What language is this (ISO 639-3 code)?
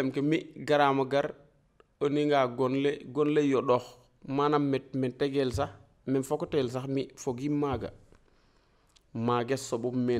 fra